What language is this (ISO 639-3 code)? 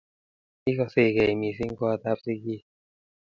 kln